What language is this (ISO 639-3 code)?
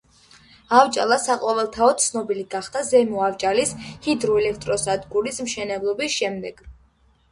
kat